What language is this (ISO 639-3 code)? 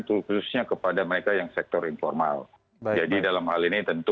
ind